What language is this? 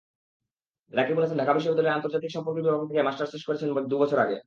Bangla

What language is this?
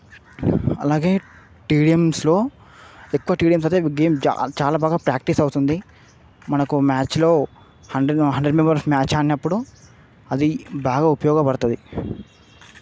Telugu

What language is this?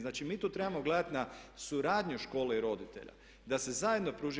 Croatian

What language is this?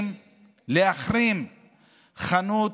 Hebrew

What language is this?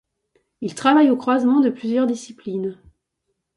French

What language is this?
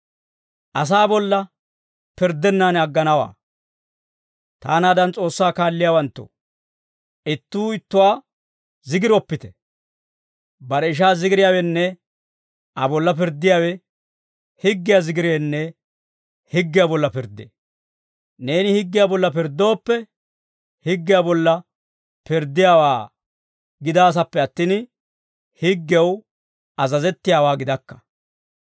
Dawro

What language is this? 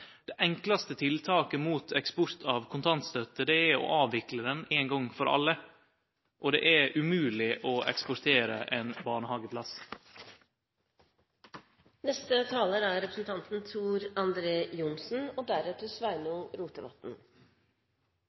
Norwegian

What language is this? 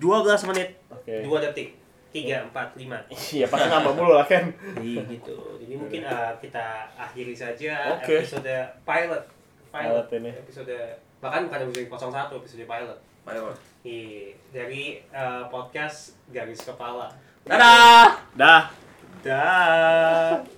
Indonesian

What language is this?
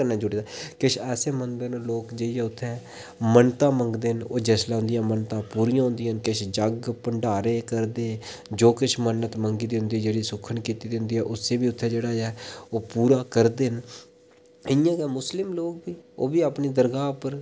Dogri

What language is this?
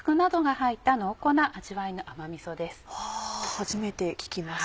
Japanese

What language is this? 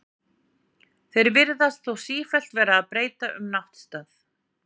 Icelandic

